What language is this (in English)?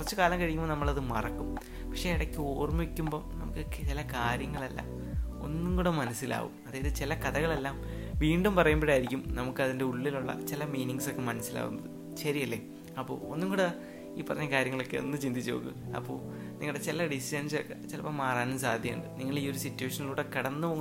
Malayalam